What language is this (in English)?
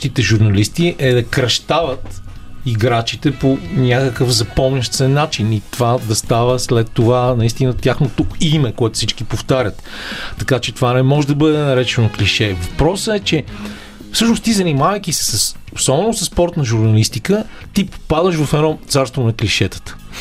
Bulgarian